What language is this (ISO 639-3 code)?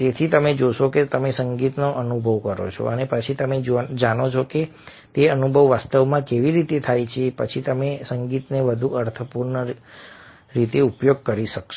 guj